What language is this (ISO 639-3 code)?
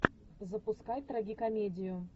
rus